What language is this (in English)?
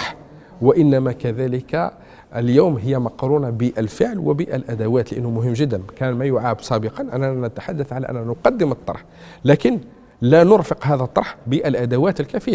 Arabic